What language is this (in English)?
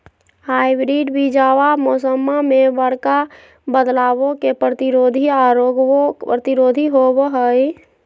Magahi